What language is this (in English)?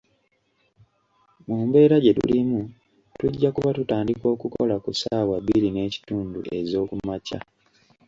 Ganda